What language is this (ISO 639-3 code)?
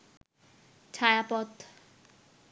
ben